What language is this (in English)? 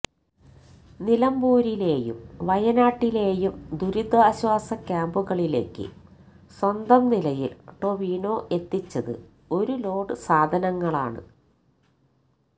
Malayalam